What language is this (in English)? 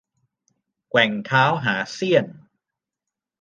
Thai